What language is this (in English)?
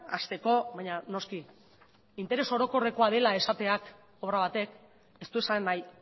Basque